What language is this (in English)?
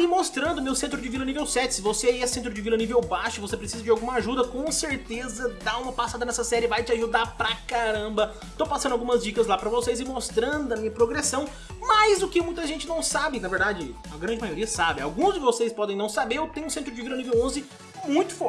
Portuguese